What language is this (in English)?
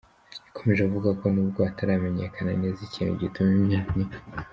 Kinyarwanda